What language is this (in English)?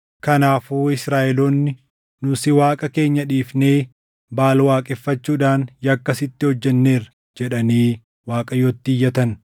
Oromo